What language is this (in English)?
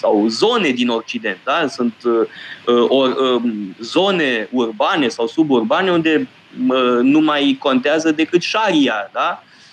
Romanian